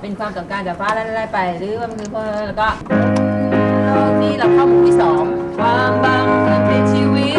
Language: Thai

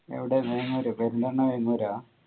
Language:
Malayalam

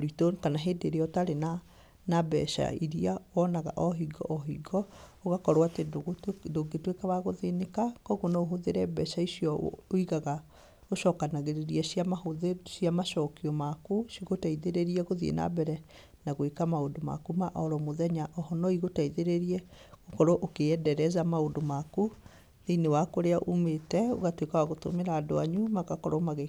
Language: Kikuyu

